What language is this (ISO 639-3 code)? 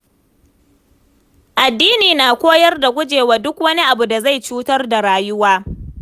hau